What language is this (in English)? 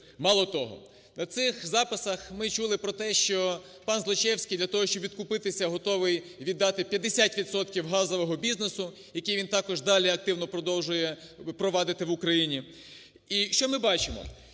Ukrainian